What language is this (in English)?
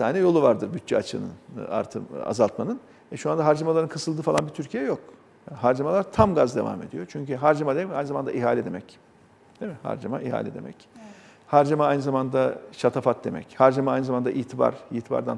Turkish